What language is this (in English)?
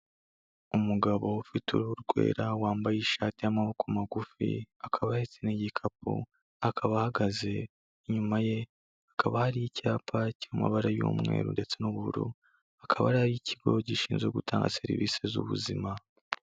Kinyarwanda